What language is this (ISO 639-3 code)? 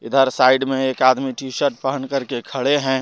hin